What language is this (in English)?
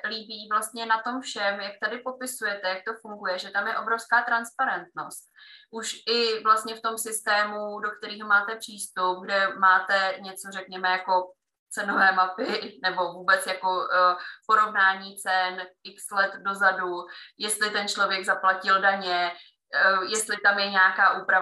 Czech